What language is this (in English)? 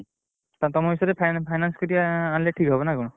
Odia